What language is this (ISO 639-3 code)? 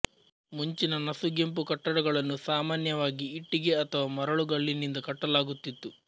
kan